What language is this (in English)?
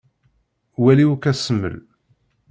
Kabyle